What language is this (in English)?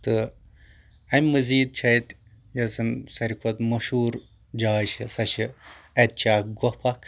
Kashmiri